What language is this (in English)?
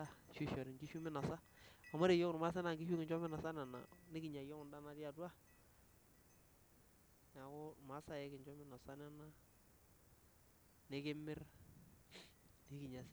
Masai